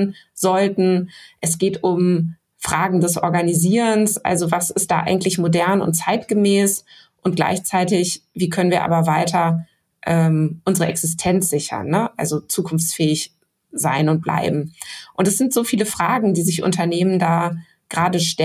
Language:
German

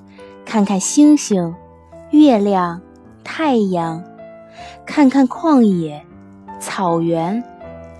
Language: Chinese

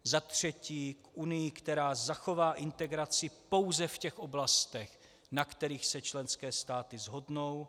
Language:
Czech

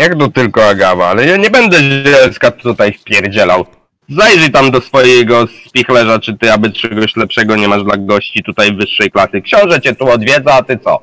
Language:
Polish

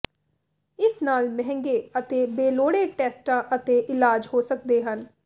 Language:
Punjabi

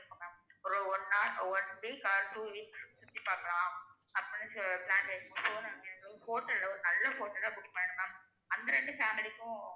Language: Tamil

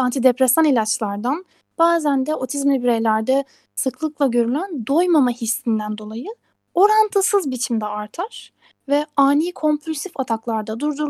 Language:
Turkish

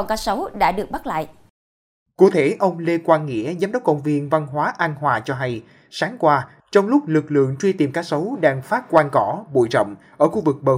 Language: Vietnamese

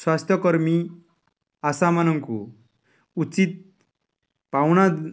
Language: Odia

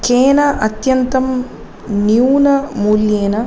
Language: Sanskrit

